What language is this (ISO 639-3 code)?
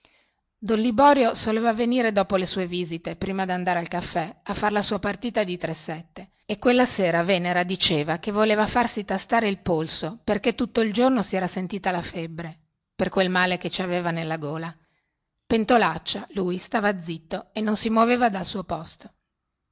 ita